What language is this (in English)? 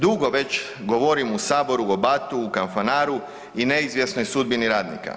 Croatian